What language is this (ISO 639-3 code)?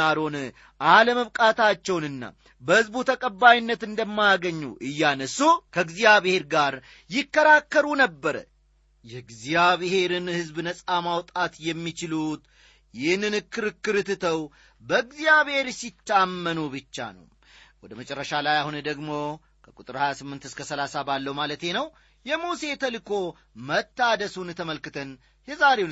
amh